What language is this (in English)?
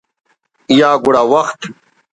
Brahui